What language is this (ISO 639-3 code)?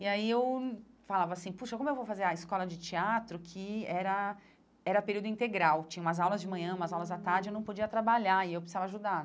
por